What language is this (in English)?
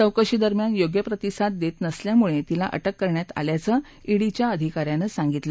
Marathi